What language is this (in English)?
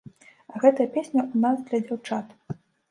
Belarusian